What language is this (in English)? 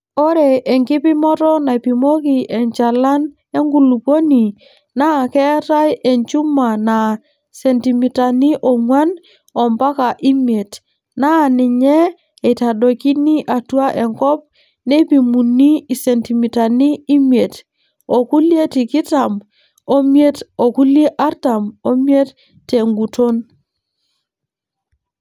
Masai